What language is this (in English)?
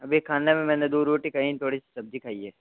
Hindi